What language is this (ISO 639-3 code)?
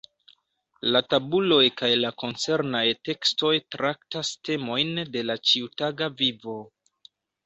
epo